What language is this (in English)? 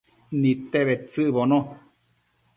Matsés